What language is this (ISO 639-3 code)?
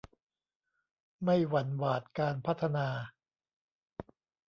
tha